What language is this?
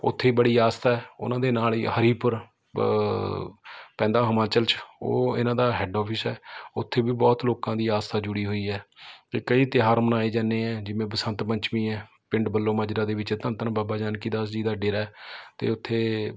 Punjabi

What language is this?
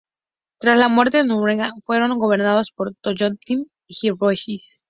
Spanish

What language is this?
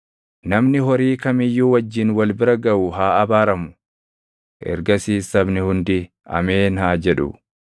Oromo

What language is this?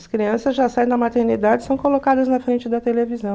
Portuguese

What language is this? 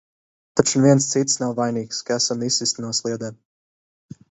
Latvian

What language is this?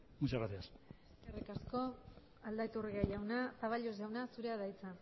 Basque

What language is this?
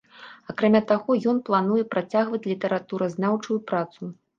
Belarusian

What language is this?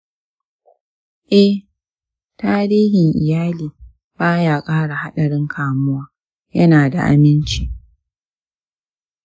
Hausa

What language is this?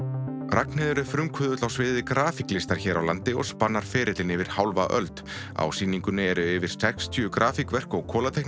Icelandic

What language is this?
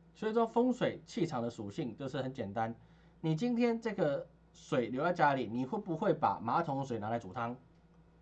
Chinese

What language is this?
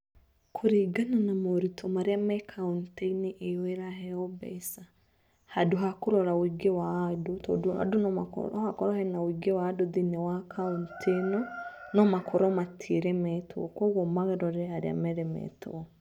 Kikuyu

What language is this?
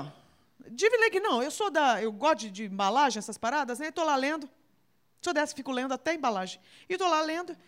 Portuguese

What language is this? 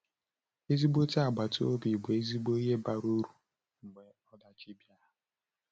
Igbo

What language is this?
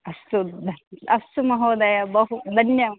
Sanskrit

